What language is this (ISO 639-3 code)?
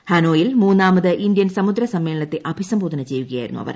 mal